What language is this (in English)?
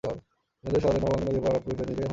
Bangla